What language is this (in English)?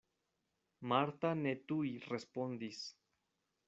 Esperanto